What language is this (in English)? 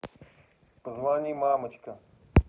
Russian